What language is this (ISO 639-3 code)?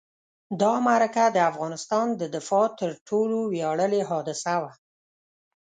pus